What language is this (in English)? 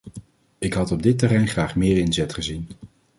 Dutch